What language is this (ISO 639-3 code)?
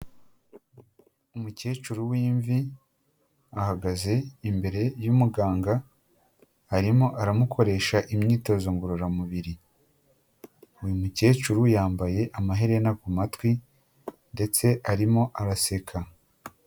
kin